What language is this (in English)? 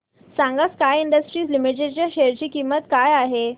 Marathi